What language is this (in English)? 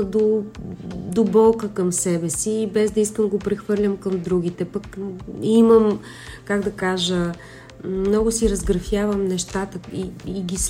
Bulgarian